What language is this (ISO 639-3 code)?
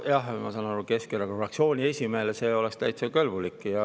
est